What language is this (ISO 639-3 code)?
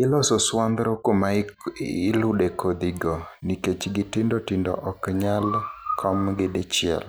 luo